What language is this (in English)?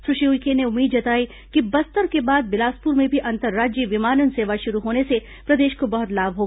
Hindi